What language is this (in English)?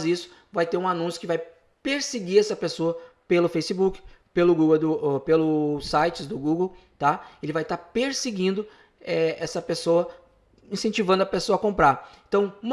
Portuguese